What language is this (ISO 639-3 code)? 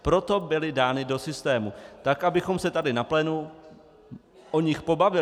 ces